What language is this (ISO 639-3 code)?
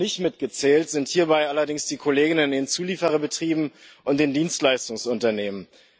deu